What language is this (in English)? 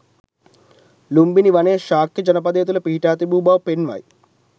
Sinhala